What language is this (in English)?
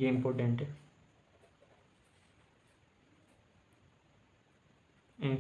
Hindi